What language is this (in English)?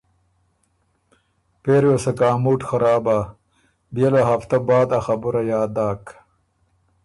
Ormuri